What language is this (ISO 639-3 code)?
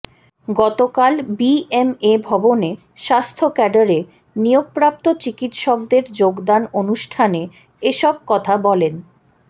ben